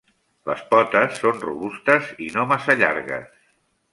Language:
Catalan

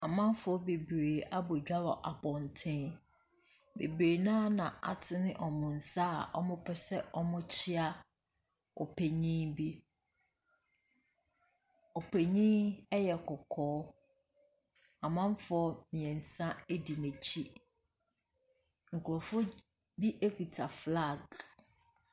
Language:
Akan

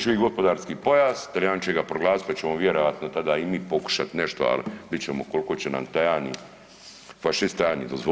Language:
Croatian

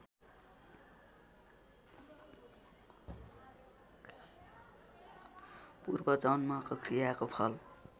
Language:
Nepali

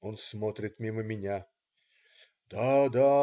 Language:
Russian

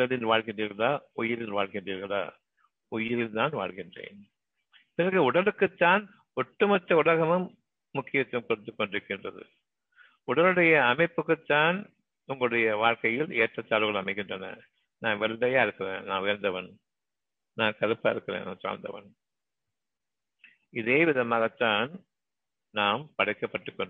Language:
Tamil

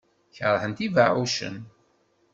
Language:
Kabyle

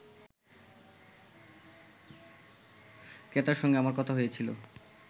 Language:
Bangla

